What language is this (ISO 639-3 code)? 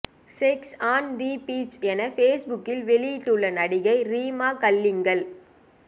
tam